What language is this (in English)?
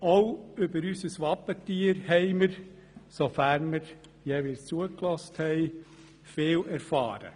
Swiss German